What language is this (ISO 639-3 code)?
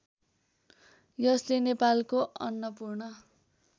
nep